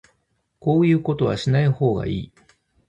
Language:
Japanese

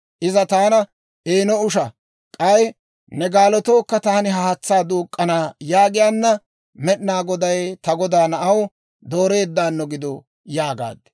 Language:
Dawro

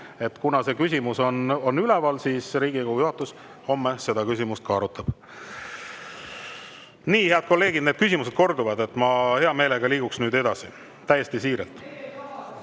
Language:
Estonian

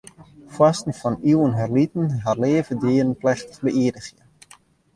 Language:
Western Frisian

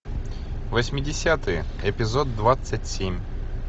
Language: Russian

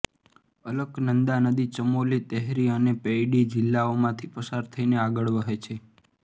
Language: Gujarati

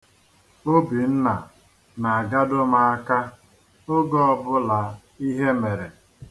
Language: Igbo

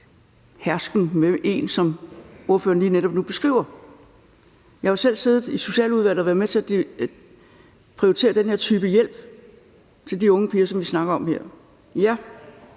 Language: Danish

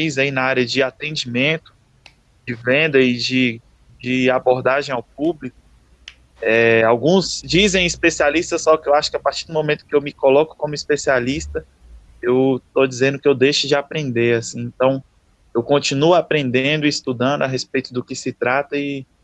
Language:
Portuguese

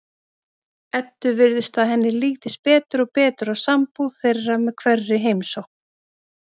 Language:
Icelandic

